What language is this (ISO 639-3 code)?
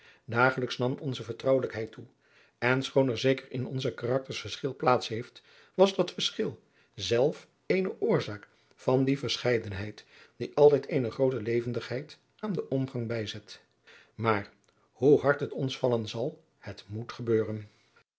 nld